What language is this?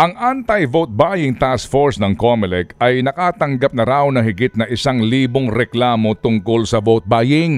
Filipino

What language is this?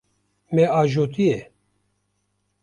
Kurdish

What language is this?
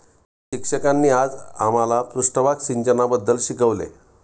Marathi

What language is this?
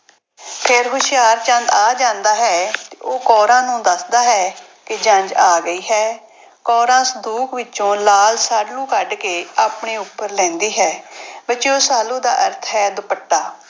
Punjabi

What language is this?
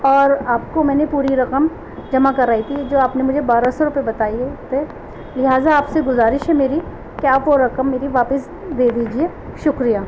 Urdu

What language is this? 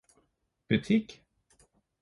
Norwegian Bokmål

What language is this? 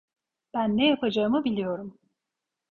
Turkish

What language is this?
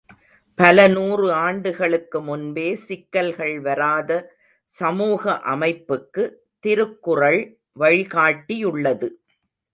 Tamil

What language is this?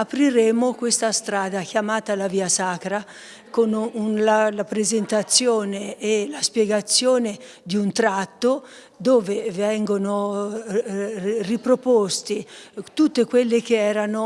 Italian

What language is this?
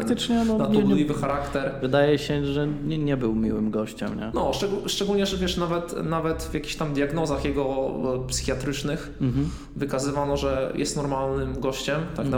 Polish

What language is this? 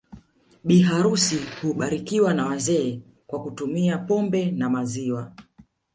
Swahili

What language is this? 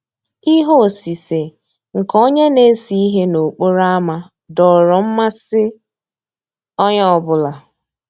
Igbo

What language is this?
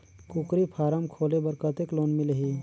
Chhattisgarhi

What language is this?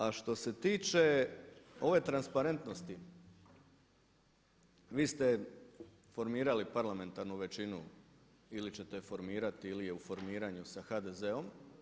Croatian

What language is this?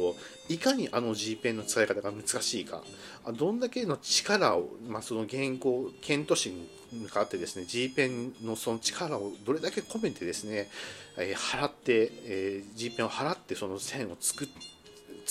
Japanese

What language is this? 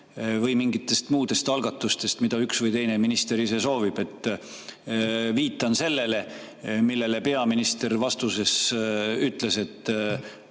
Estonian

